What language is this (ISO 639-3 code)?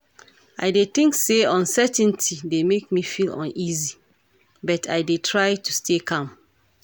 pcm